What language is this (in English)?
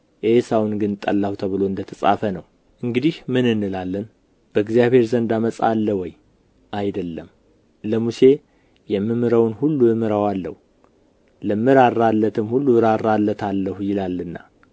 Amharic